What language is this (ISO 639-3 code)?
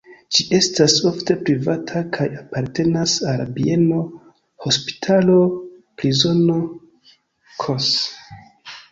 epo